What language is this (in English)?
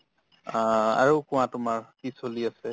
Assamese